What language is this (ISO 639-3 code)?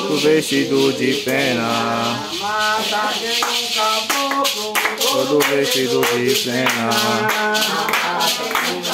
por